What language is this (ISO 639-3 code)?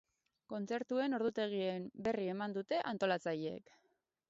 eus